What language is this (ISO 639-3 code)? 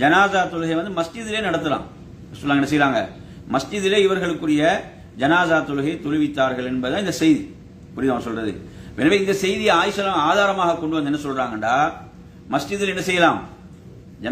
ara